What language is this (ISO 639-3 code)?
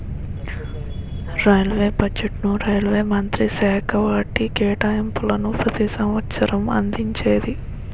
tel